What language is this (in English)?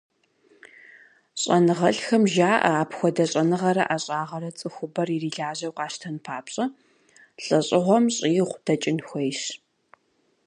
Kabardian